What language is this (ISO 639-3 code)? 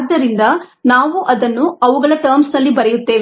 kan